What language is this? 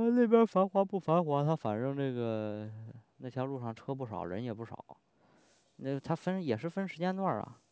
Chinese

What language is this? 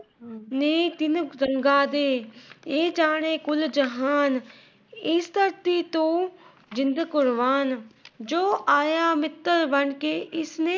Punjabi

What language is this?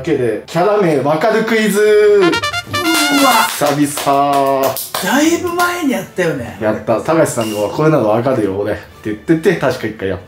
Japanese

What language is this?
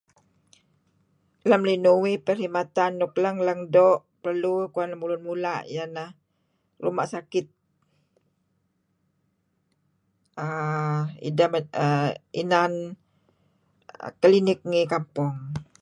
Kelabit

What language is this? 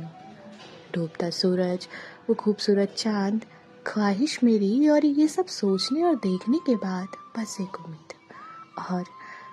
Hindi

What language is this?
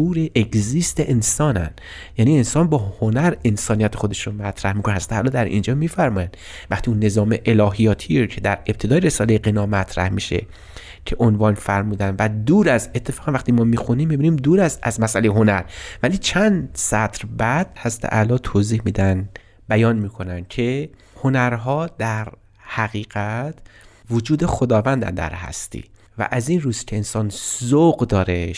Persian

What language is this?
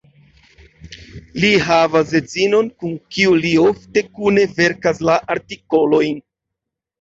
Esperanto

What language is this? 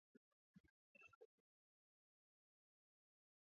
Swahili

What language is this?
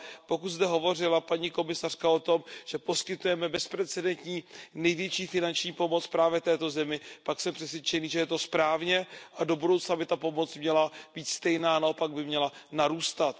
Czech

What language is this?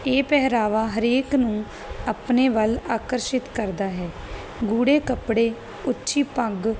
Punjabi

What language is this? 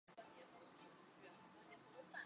Chinese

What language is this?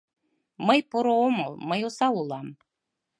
Mari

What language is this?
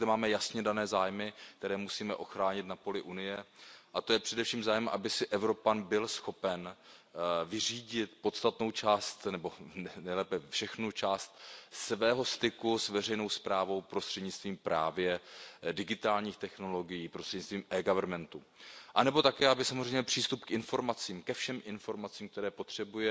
Czech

